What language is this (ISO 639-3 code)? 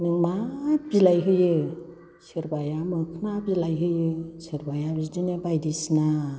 brx